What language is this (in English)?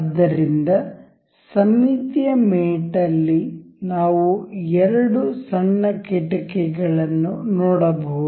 Kannada